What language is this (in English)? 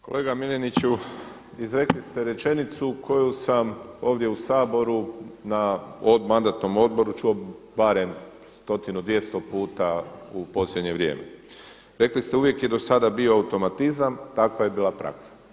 Croatian